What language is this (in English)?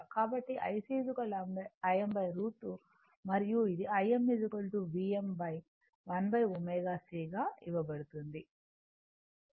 Telugu